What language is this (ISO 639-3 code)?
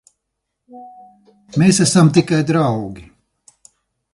lav